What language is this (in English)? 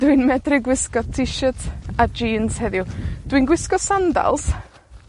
Welsh